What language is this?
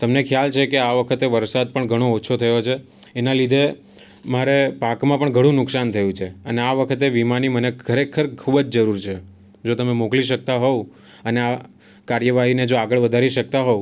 Gujarati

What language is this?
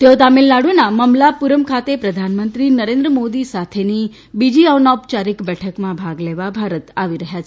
Gujarati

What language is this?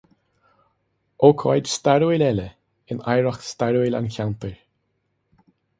Irish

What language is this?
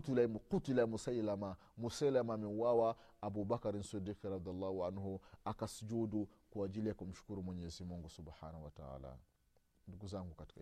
Swahili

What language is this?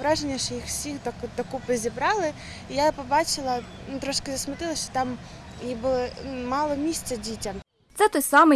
Ukrainian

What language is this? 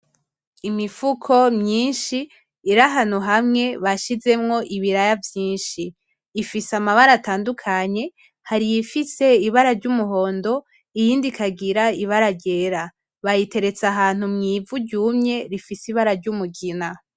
Rundi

